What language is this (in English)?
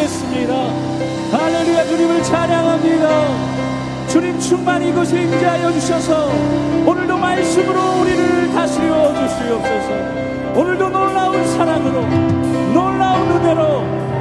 Korean